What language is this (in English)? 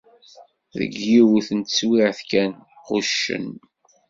Kabyle